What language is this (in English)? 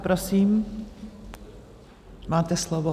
Czech